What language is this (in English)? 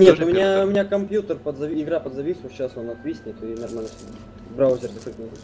Russian